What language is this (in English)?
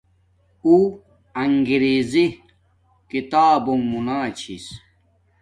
Domaaki